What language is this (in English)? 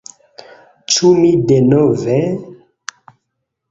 Esperanto